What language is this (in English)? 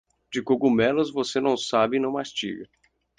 Portuguese